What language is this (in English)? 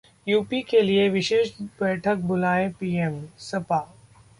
Hindi